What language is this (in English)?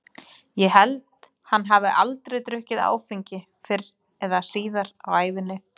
Icelandic